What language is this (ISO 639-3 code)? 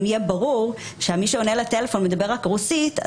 heb